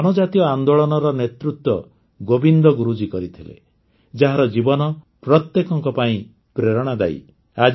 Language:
Odia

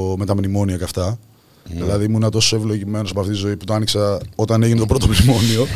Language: Greek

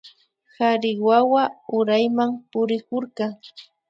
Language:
Imbabura Highland Quichua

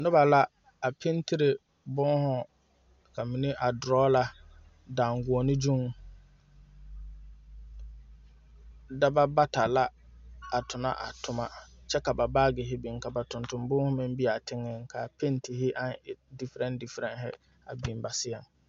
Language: Southern Dagaare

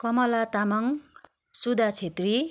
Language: Nepali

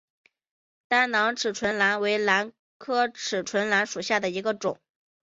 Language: Chinese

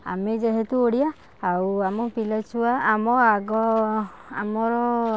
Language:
Odia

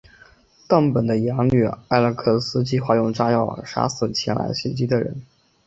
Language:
Chinese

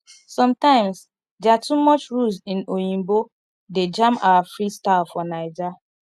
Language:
Nigerian Pidgin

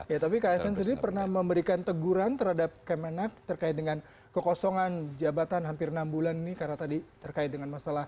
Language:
Indonesian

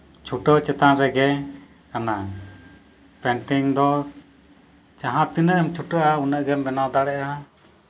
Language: Santali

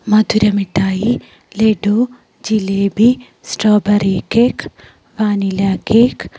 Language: Malayalam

